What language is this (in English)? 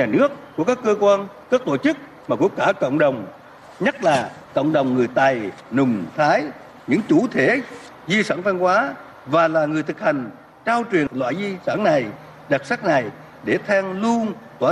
Vietnamese